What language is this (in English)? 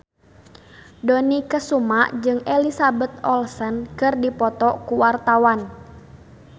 Sundanese